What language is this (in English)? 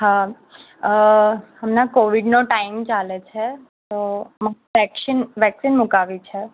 Gujarati